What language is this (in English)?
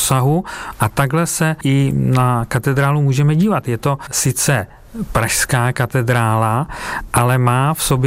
Czech